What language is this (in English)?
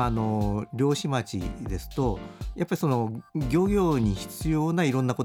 Japanese